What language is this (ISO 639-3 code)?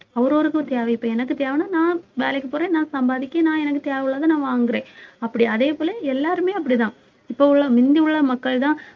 tam